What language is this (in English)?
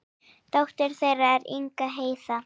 Icelandic